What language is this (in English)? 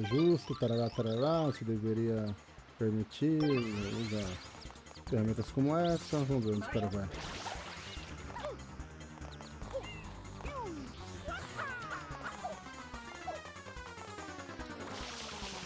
Portuguese